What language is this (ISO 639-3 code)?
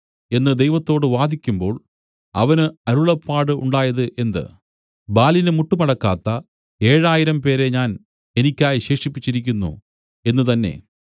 mal